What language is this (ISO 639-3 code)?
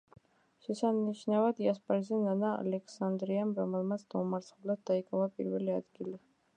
kat